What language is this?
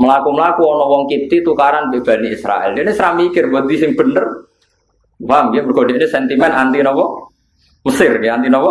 Indonesian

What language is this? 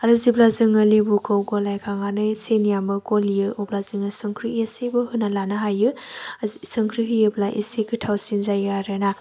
Bodo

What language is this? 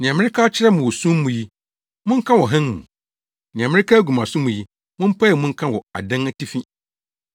Akan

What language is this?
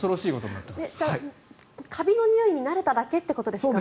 Japanese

